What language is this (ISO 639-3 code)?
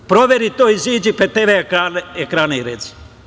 srp